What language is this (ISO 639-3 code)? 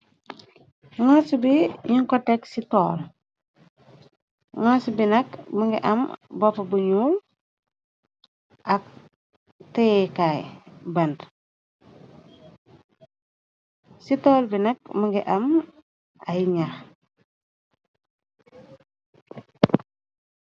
wol